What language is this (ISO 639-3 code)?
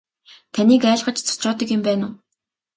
mon